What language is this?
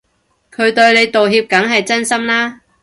Cantonese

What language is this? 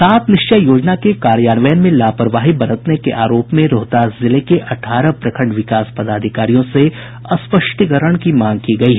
Hindi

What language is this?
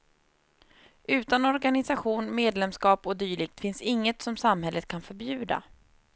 Swedish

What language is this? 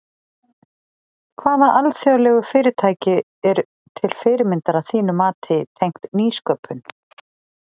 Icelandic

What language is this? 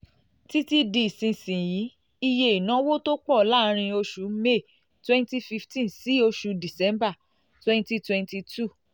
Yoruba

